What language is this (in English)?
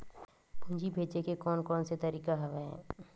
Chhattisgarhi